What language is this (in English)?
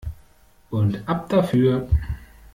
German